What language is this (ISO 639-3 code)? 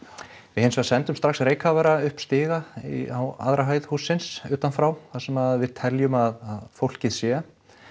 isl